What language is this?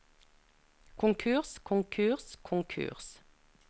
Norwegian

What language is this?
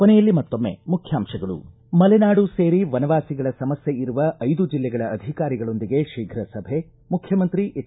Kannada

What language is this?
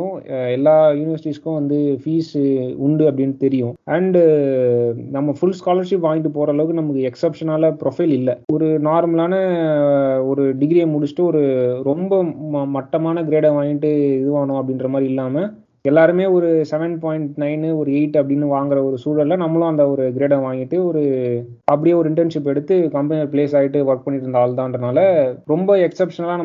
Tamil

